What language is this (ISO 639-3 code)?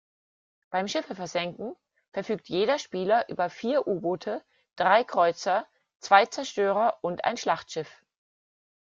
deu